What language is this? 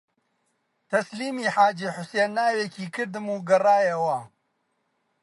Central Kurdish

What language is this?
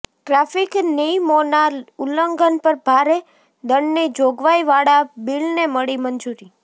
Gujarati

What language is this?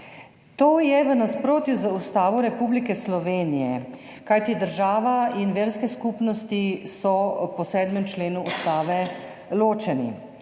Slovenian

